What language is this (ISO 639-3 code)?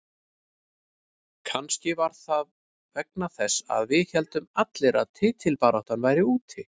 isl